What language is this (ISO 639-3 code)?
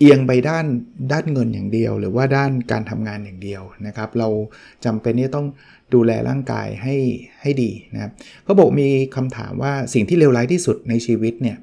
tha